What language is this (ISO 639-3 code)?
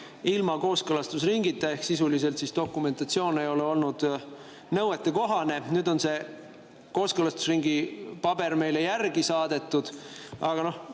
est